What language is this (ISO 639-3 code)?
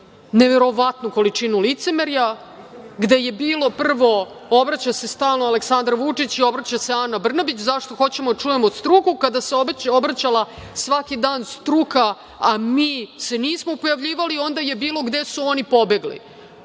srp